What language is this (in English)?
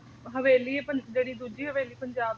Punjabi